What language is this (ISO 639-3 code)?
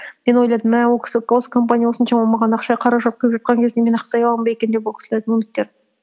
kaz